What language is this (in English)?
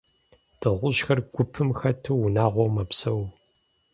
Kabardian